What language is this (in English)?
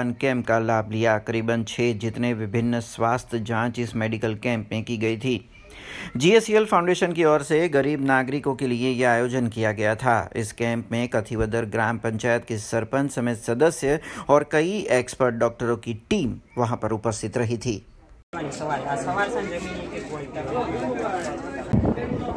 Hindi